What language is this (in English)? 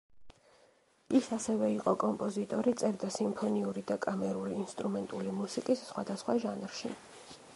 Georgian